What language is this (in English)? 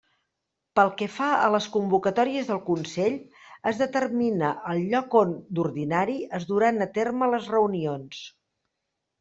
Catalan